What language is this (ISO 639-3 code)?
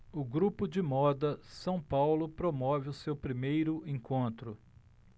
por